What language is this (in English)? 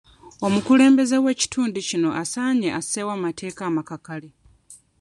Ganda